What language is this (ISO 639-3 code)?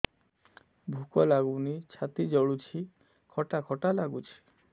ori